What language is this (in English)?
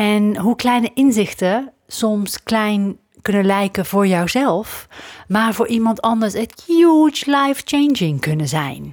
Dutch